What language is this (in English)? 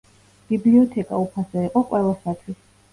Georgian